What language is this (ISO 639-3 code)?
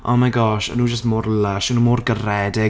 cym